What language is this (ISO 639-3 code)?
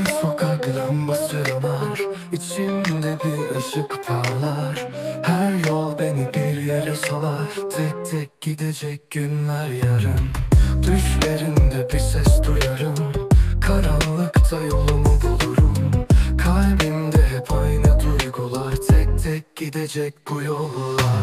tur